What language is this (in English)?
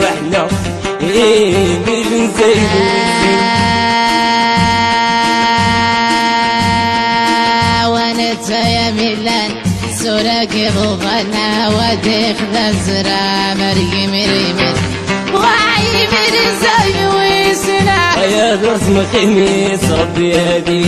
Arabic